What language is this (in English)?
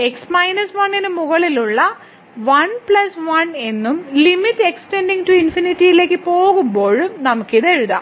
Malayalam